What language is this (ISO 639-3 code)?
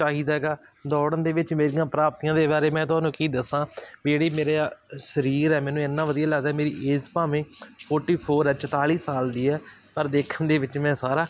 pan